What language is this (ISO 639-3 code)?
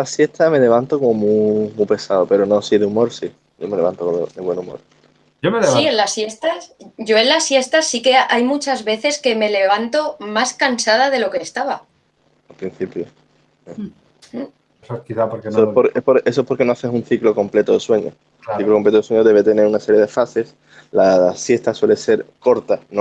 spa